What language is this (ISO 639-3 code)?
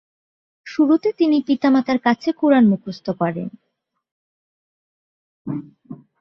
ben